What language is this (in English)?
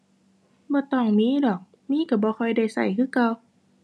Thai